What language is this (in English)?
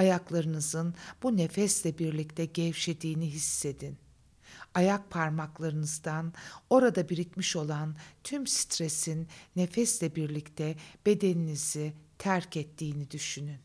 Turkish